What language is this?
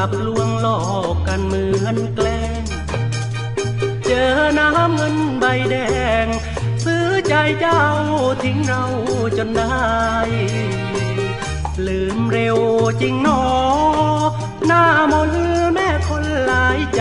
Thai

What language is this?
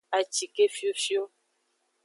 Aja (Benin)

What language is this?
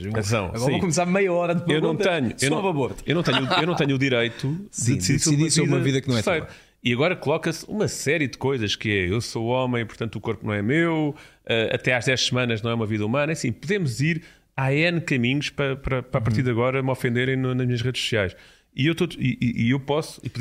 Portuguese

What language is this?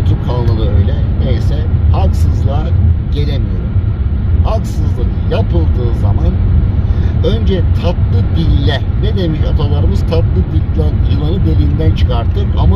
Turkish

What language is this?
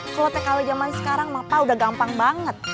Indonesian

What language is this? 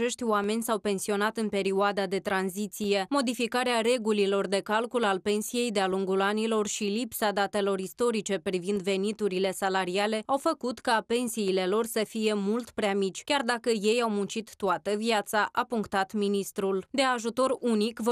Romanian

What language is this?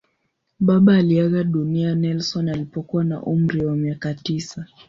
Swahili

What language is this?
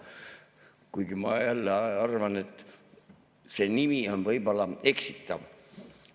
Estonian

